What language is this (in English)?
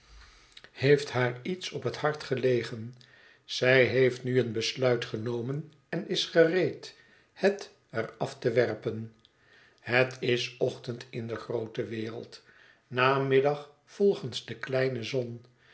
Dutch